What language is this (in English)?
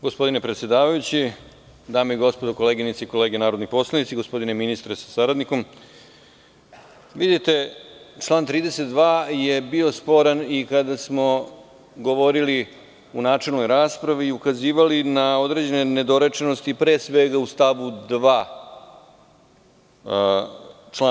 Serbian